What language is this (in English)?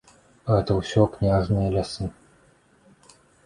Belarusian